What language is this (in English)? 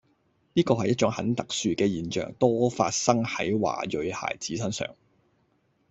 Cantonese